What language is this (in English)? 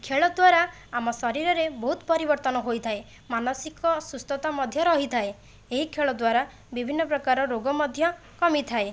Odia